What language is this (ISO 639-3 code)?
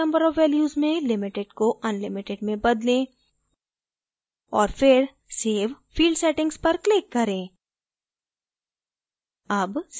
hin